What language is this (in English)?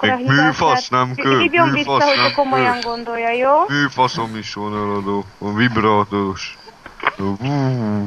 Hungarian